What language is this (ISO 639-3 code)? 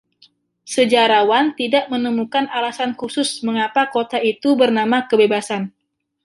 ind